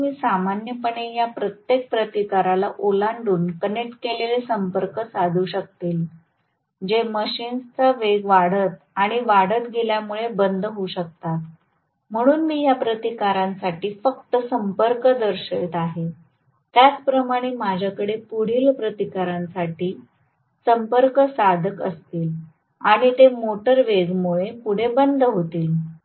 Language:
Marathi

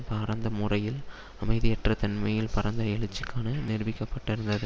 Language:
Tamil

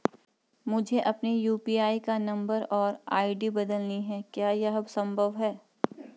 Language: Hindi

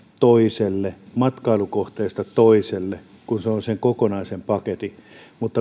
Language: Finnish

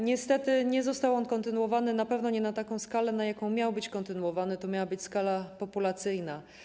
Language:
Polish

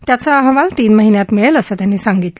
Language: Marathi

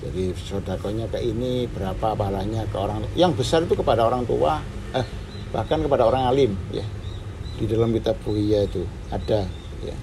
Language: Indonesian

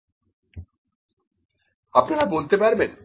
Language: Bangla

